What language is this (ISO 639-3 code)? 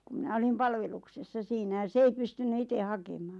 fin